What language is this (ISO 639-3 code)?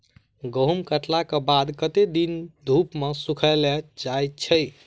mai